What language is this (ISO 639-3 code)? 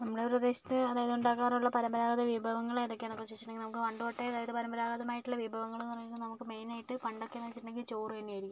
mal